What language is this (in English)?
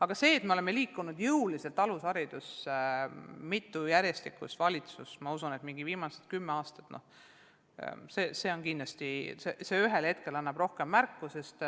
Estonian